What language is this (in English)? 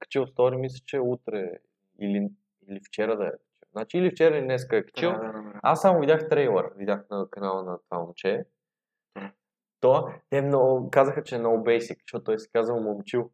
Bulgarian